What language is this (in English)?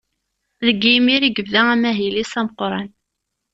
Kabyle